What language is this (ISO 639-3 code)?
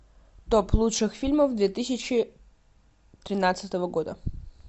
rus